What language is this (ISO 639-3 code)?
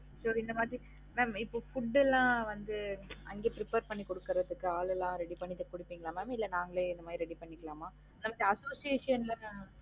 tam